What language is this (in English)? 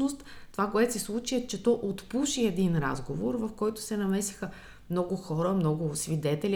Bulgarian